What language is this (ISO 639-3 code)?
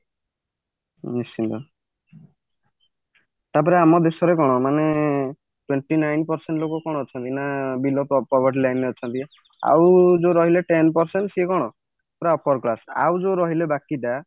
ori